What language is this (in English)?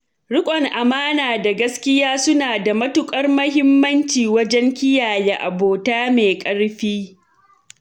Hausa